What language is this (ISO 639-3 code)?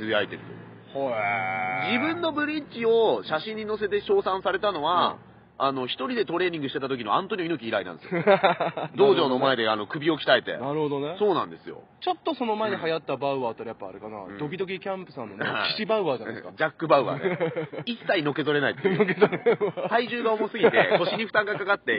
jpn